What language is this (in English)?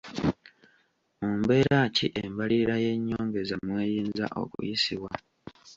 Ganda